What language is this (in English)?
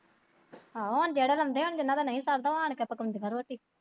Punjabi